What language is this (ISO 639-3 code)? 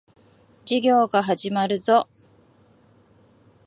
jpn